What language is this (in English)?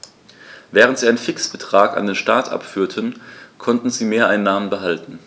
German